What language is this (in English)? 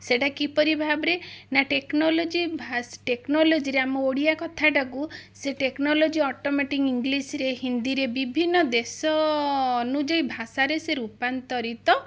Odia